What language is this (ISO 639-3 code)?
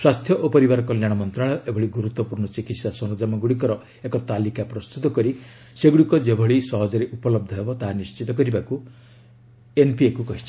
ori